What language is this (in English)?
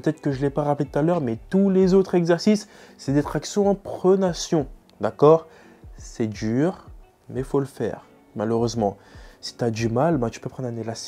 French